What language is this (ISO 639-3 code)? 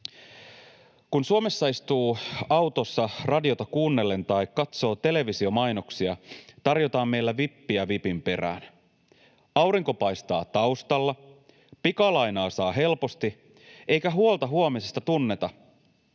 fin